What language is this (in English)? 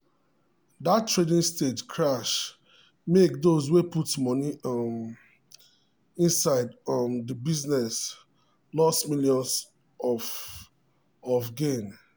Nigerian Pidgin